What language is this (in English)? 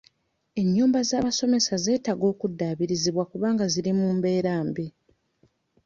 Ganda